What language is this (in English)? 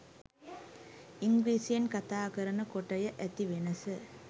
Sinhala